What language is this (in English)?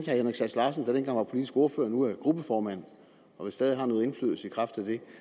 Danish